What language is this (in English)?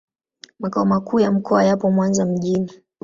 Swahili